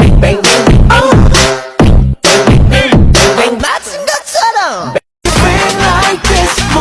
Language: Indonesian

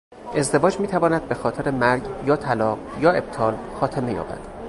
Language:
Persian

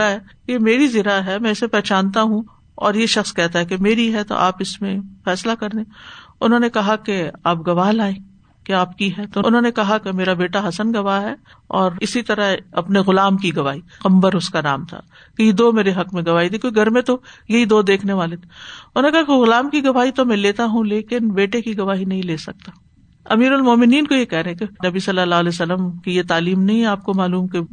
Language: Urdu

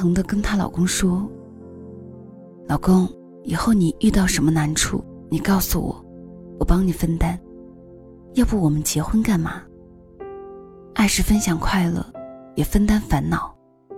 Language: Chinese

